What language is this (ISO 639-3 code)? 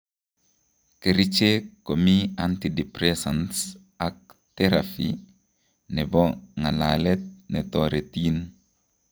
kln